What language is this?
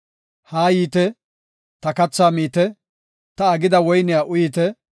Gofa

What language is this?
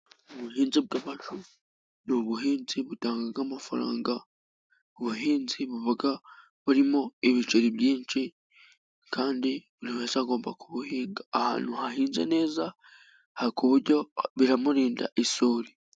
Kinyarwanda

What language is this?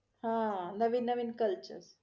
Marathi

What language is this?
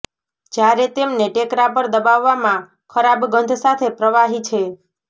Gujarati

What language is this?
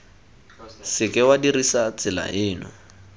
Tswana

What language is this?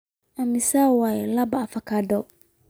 Somali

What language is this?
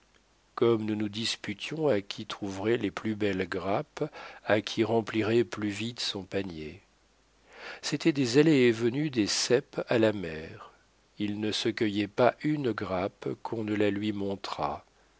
French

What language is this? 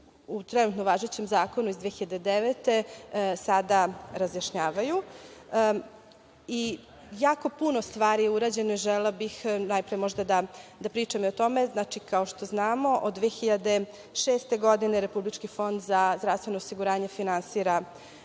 Serbian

